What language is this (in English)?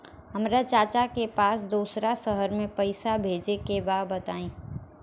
Bhojpuri